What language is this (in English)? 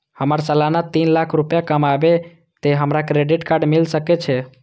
Maithili